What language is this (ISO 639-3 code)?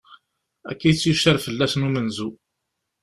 kab